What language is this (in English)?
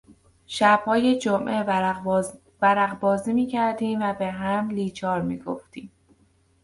Persian